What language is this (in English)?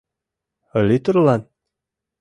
Mari